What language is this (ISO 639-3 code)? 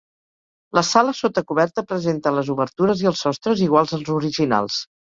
cat